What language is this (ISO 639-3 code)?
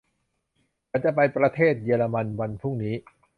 tha